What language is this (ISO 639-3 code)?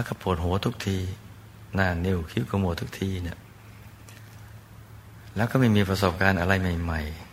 tha